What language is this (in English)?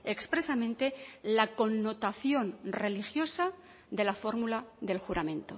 Spanish